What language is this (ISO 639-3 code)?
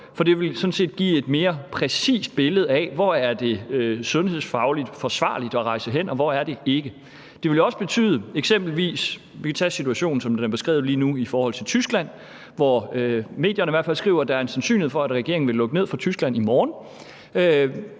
dan